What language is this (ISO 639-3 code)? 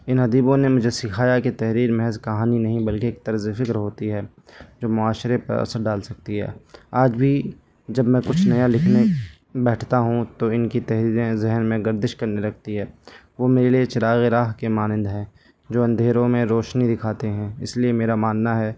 urd